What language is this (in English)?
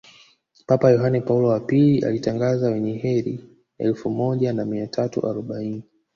Swahili